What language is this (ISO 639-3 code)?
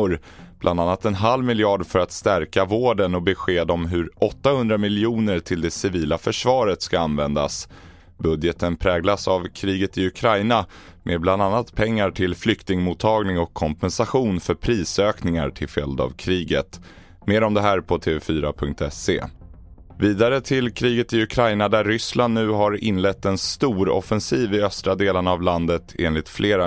swe